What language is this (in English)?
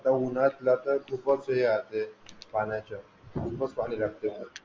Marathi